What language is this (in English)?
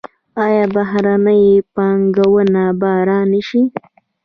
Pashto